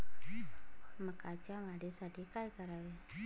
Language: Marathi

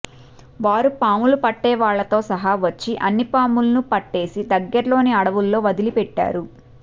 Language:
Telugu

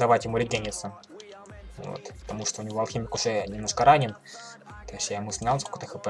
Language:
Russian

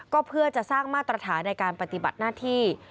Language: Thai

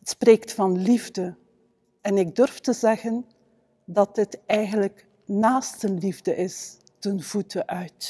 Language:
Dutch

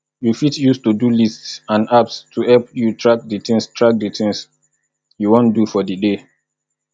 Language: Nigerian Pidgin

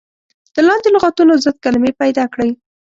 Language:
Pashto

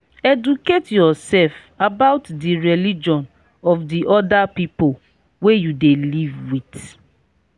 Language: Nigerian Pidgin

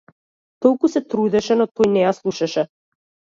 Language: Macedonian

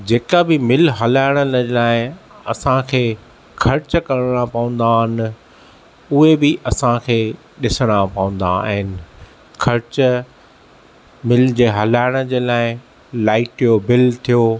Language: Sindhi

